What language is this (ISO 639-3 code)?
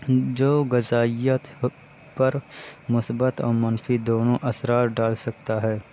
urd